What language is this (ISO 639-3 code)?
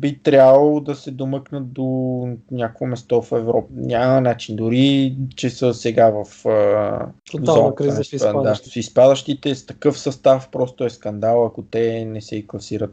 bul